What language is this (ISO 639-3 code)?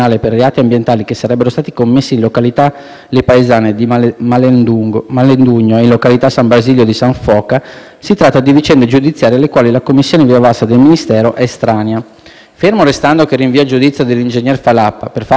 ita